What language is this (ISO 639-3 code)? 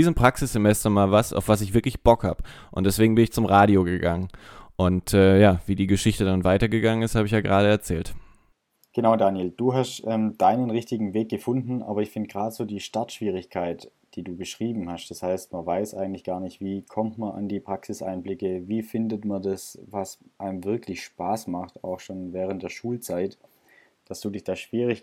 deu